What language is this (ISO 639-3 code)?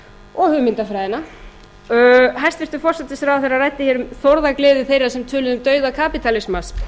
isl